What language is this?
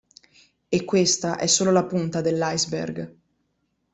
Italian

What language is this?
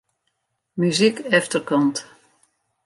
Western Frisian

